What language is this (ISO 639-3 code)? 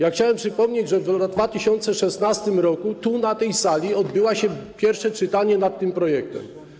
pol